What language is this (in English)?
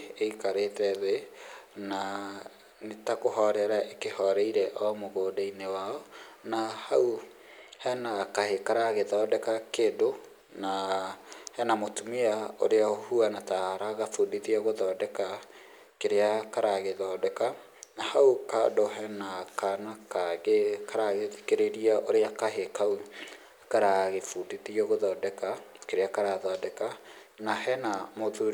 Kikuyu